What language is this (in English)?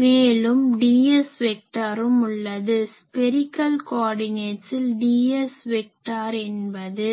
Tamil